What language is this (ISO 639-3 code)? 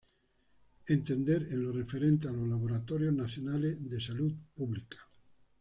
spa